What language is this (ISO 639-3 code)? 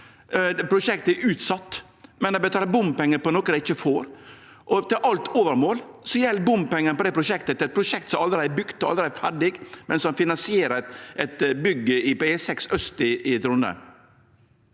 nor